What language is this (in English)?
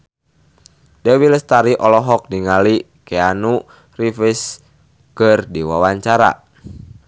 Sundanese